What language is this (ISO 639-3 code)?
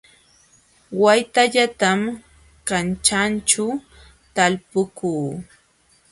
qxw